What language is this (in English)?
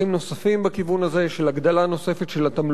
Hebrew